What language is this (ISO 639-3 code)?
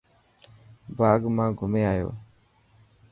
mki